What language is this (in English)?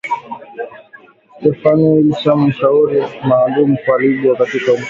Swahili